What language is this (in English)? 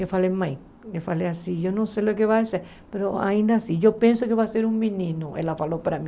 Portuguese